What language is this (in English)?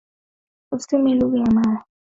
Swahili